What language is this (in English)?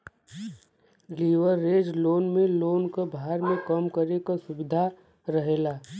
Bhojpuri